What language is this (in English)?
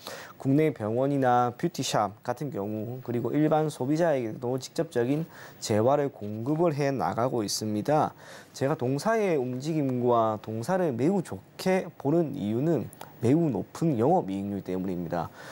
Korean